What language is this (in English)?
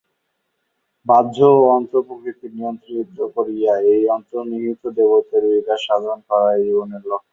Bangla